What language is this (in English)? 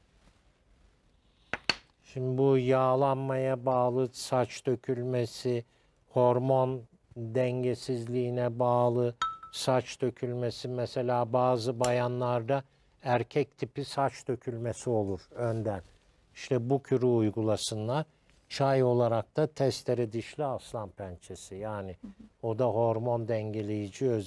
Turkish